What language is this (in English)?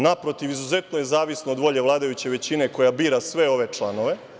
Serbian